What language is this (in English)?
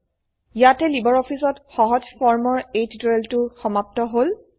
Assamese